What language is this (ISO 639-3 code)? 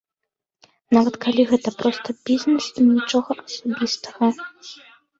bel